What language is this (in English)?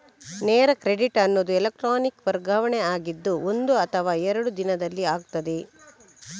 Kannada